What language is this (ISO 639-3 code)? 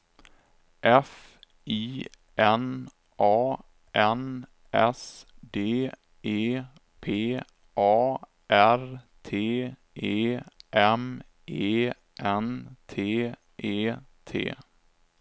swe